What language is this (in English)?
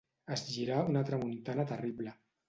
Catalan